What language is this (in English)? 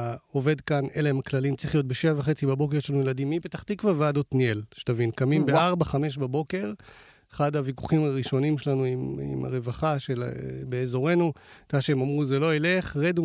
Hebrew